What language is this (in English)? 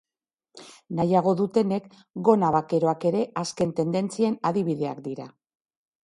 Basque